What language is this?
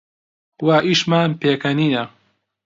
Central Kurdish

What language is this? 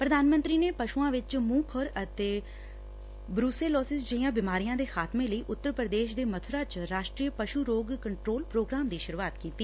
Punjabi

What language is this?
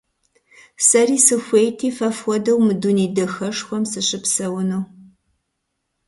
Kabardian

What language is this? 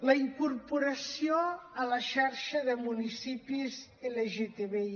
Catalan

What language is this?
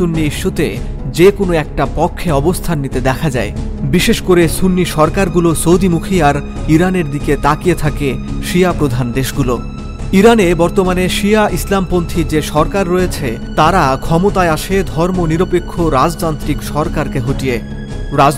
Bangla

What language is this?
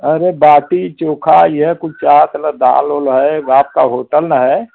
Hindi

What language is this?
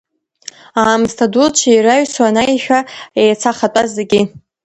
Abkhazian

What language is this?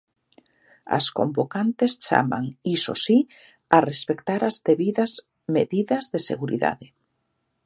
Galician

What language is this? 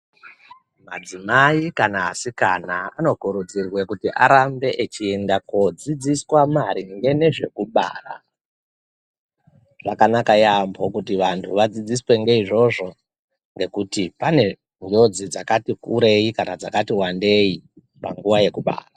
Ndau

